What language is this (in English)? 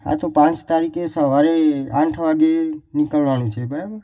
Gujarati